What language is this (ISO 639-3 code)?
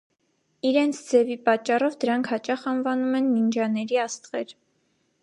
hye